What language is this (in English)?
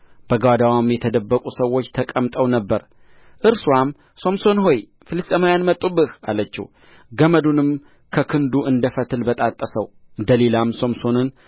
Amharic